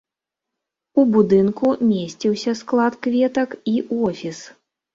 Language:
Belarusian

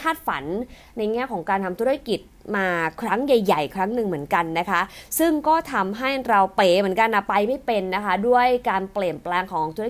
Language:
Thai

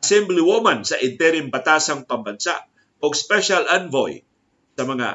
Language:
Filipino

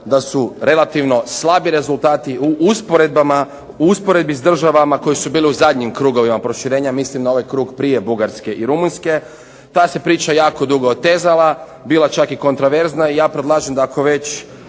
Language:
Croatian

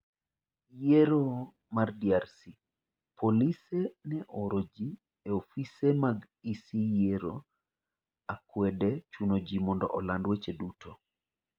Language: Luo (Kenya and Tanzania)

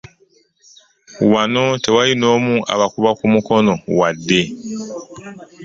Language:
Ganda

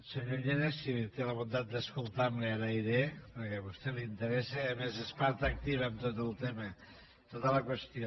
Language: Catalan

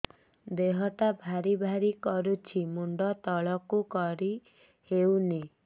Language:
Odia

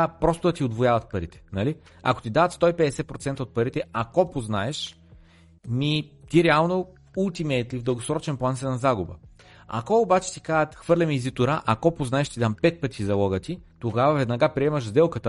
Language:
Bulgarian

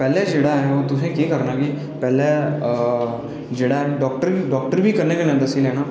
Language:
Dogri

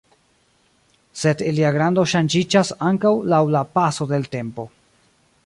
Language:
Esperanto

